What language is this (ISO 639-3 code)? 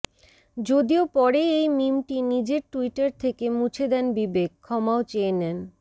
ben